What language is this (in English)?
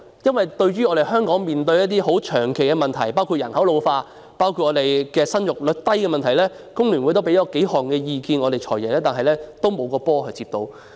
Cantonese